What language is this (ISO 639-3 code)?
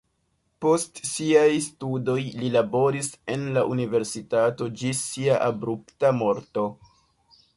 epo